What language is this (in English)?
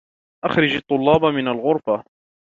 Arabic